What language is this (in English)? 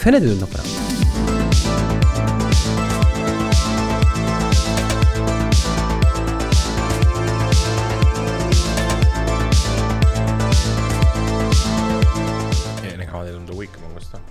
Greek